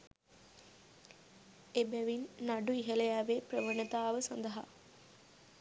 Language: Sinhala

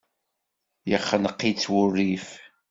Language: Kabyle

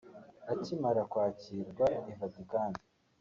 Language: Kinyarwanda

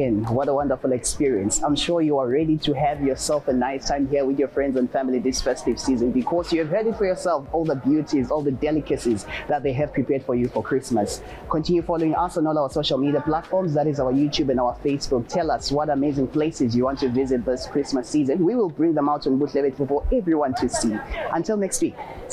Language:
English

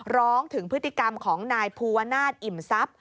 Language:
Thai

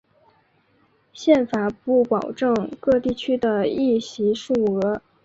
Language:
Chinese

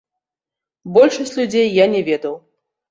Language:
Belarusian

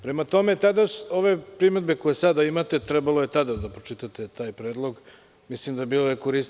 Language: Serbian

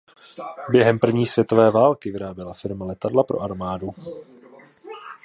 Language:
Czech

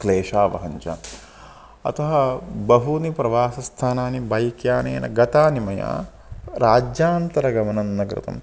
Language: Sanskrit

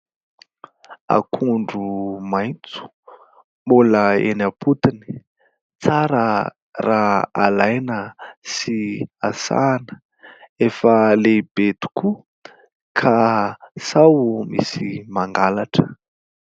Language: Malagasy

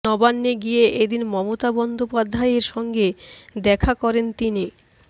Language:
Bangla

